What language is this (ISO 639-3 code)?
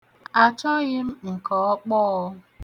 ibo